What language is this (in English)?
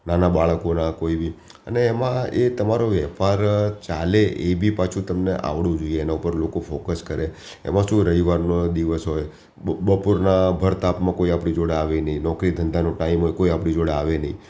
Gujarati